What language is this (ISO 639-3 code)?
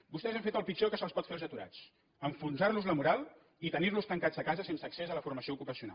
cat